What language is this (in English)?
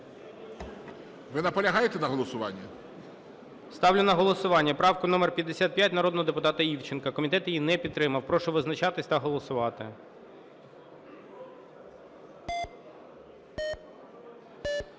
Ukrainian